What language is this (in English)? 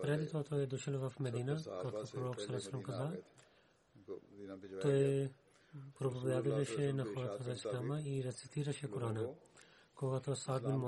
Bulgarian